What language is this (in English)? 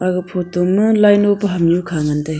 Wancho Naga